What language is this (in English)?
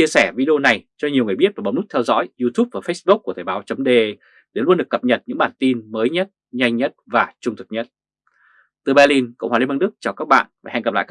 Vietnamese